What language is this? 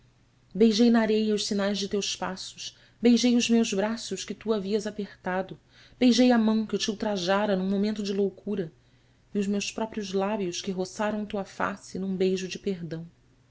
Portuguese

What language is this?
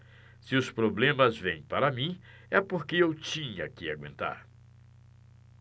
Portuguese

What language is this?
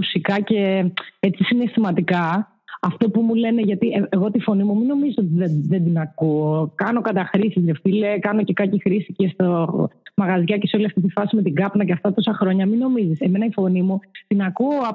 Greek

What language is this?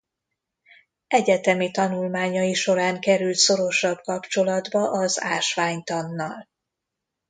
Hungarian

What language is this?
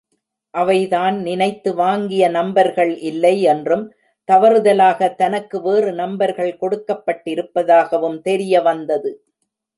Tamil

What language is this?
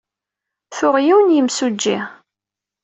Kabyle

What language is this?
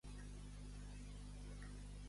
Catalan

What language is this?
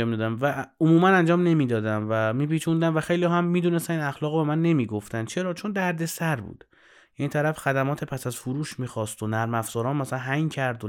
Persian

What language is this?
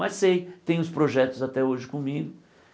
Portuguese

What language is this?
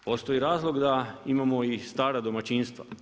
Croatian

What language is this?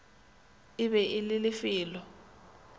Northern Sotho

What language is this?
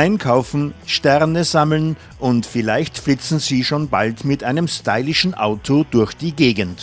German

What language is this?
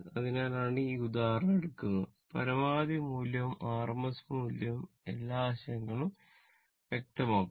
Malayalam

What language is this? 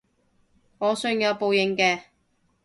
Cantonese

